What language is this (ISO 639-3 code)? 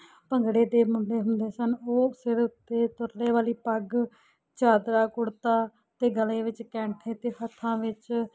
pan